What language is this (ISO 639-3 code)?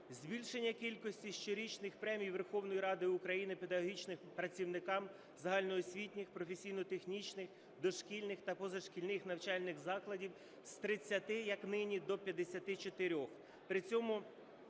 ukr